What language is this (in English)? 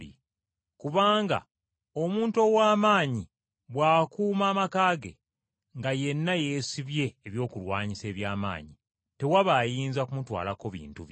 Ganda